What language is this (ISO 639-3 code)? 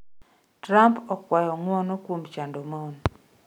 luo